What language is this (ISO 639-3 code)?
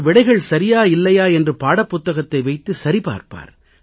tam